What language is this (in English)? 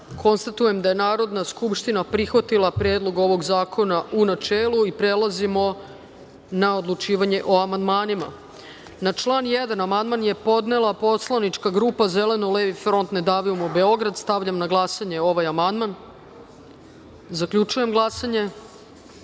Serbian